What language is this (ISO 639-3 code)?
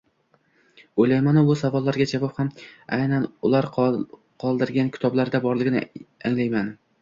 uzb